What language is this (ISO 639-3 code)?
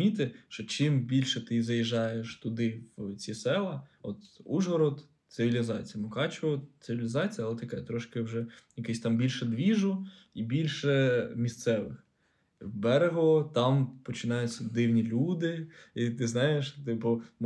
ukr